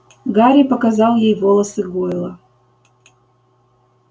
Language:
Russian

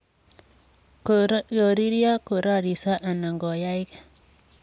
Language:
Kalenjin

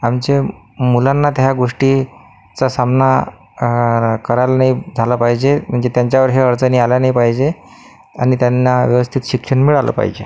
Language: Marathi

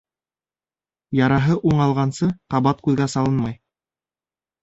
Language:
Bashkir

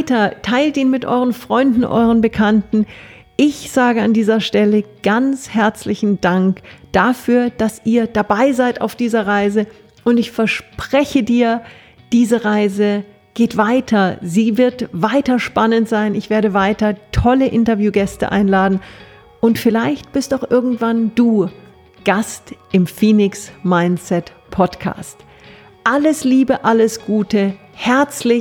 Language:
German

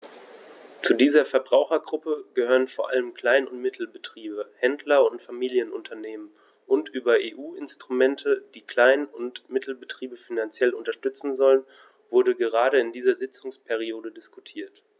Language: German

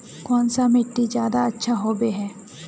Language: Magahi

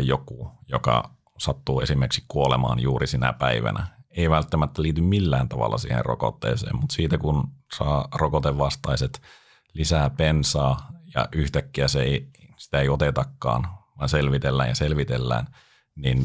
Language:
Finnish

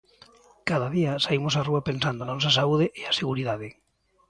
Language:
Galician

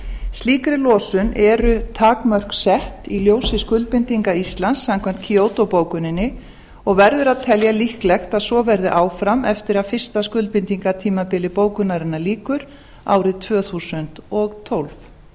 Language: Icelandic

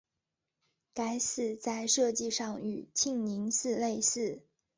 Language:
Chinese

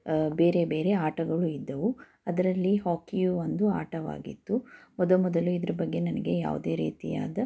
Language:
Kannada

